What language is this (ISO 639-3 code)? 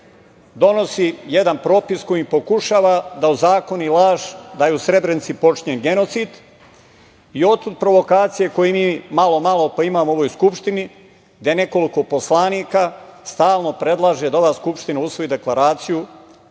srp